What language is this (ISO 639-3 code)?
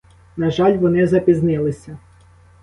ukr